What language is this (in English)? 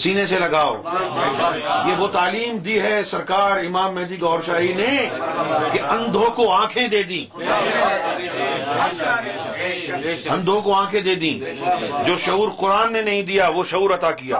Urdu